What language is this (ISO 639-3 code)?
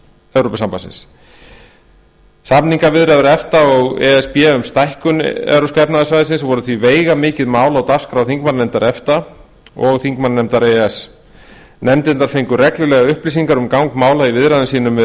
isl